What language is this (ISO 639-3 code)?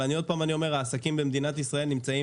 heb